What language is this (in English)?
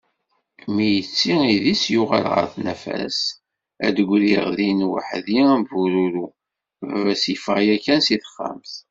Kabyle